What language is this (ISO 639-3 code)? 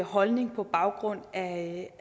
dan